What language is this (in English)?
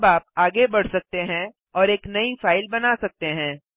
Hindi